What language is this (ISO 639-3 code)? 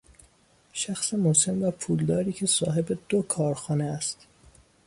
fas